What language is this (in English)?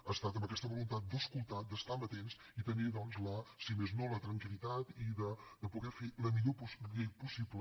Catalan